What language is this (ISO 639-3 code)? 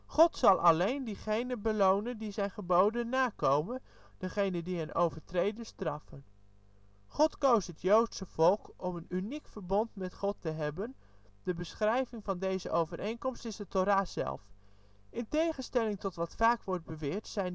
nld